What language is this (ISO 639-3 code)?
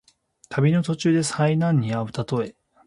jpn